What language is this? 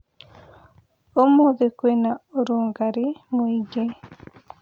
Kikuyu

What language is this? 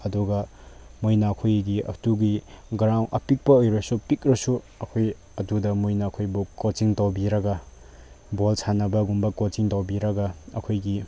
Manipuri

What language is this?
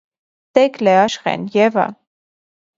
Armenian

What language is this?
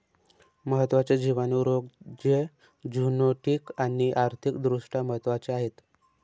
Marathi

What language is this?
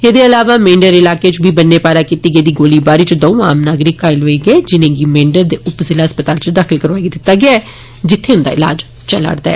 Dogri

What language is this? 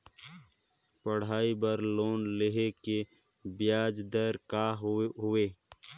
Chhattisgarhi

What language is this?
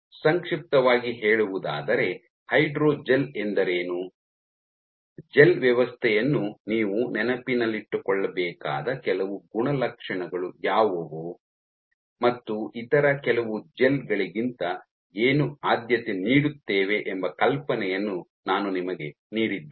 Kannada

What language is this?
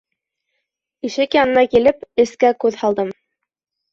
Bashkir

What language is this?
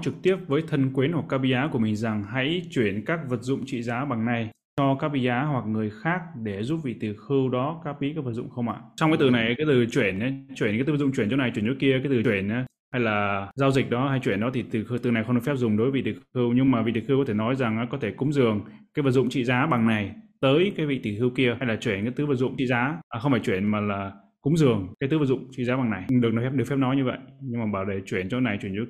Vietnamese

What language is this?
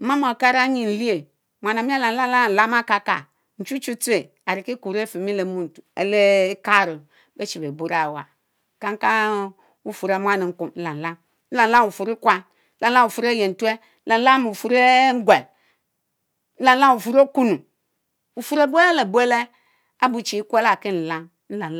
Mbe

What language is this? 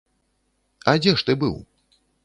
Belarusian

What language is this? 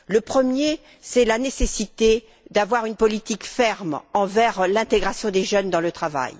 French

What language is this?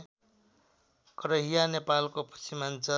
Nepali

